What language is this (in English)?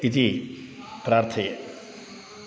Sanskrit